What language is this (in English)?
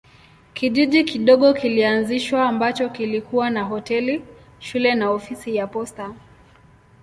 Swahili